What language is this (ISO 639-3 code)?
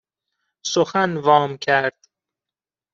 fas